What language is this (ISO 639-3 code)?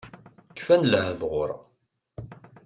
kab